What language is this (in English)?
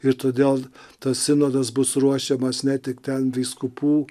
Lithuanian